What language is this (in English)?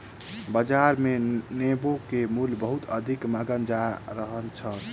Maithili